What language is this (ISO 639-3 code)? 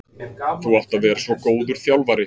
isl